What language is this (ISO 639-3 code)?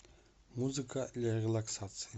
rus